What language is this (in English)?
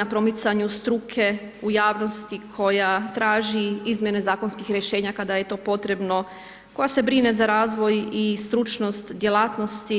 Croatian